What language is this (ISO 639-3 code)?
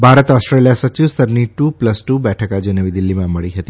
guj